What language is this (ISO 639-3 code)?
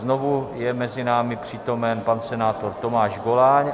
ces